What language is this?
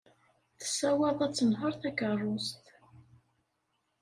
Kabyle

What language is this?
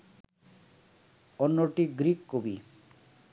Bangla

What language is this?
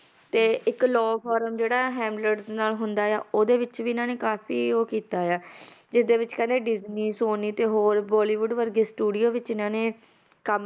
Punjabi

